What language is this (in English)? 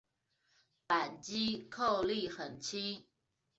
Chinese